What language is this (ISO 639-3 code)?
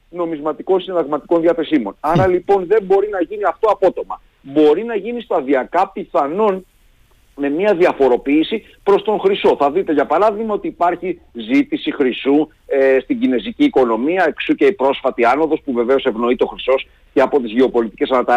ell